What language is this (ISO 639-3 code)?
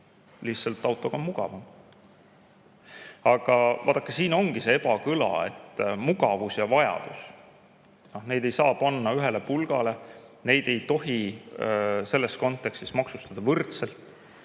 est